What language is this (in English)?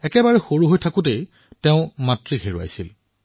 Assamese